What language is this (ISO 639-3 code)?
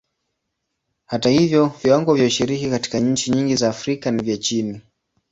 swa